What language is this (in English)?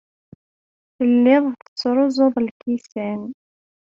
Kabyle